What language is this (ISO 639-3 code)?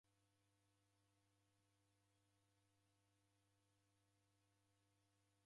dav